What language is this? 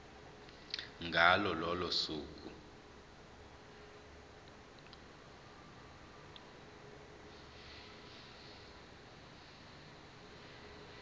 Zulu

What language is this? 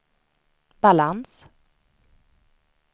Swedish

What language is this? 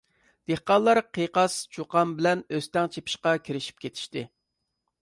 Uyghur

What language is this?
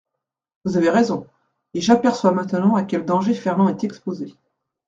French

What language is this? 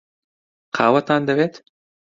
Central Kurdish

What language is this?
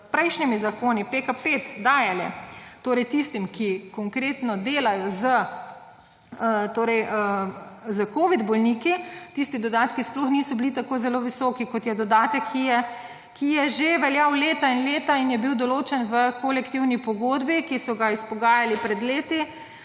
Slovenian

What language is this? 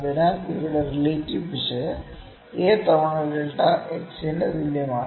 Malayalam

